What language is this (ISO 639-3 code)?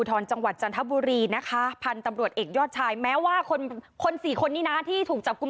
tha